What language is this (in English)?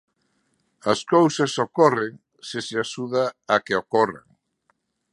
Galician